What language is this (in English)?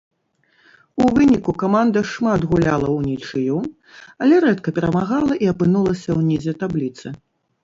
Belarusian